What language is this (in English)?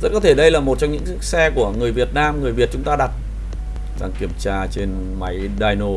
Vietnamese